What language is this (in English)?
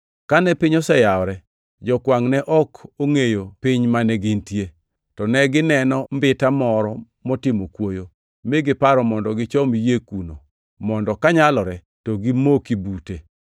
Luo (Kenya and Tanzania)